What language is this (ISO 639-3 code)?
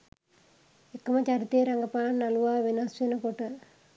sin